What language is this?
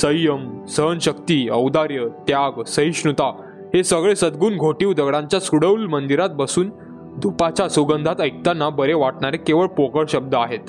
Marathi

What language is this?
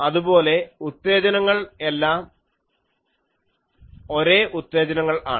Malayalam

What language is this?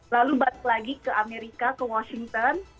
Indonesian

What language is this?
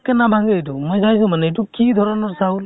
Assamese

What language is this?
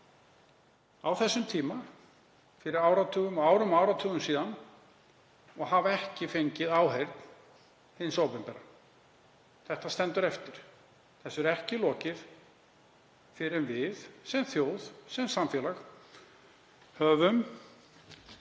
Icelandic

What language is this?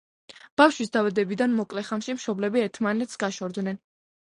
Georgian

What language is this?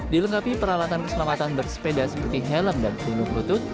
Indonesian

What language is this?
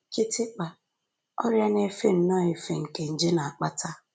Igbo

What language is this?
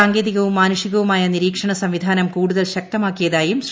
Malayalam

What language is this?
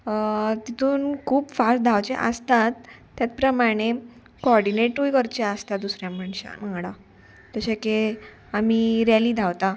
Konkani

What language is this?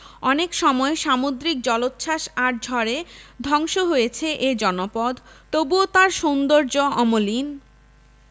Bangla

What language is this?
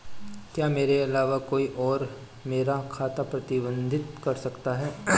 Hindi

